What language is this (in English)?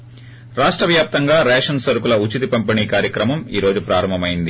Telugu